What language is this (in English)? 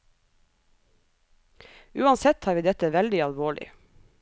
Norwegian